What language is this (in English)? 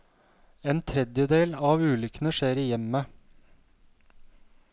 Norwegian